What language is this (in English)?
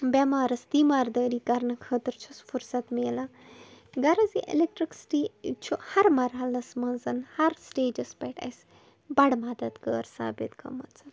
Kashmiri